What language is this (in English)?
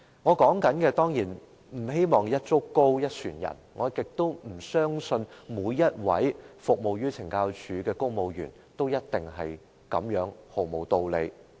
Cantonese